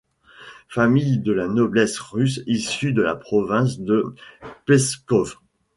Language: French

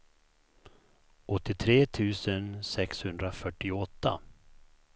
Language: Swedish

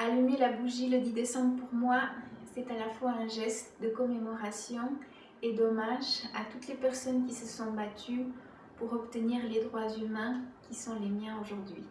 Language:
French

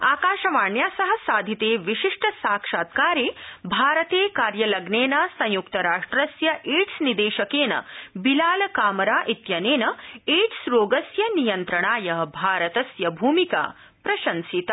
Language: Sanskrit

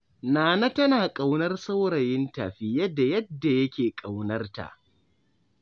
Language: Hausa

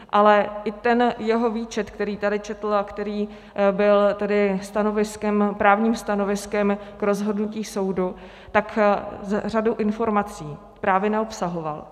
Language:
Czech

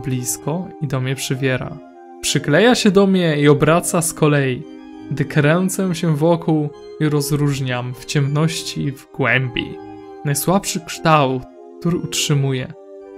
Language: Polish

